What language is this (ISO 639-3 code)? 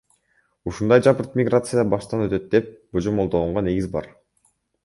kir